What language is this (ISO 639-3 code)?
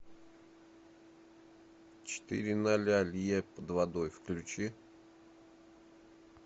rus